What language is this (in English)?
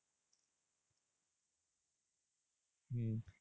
Bangla